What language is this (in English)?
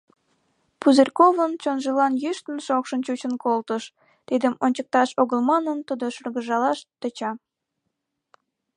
Mari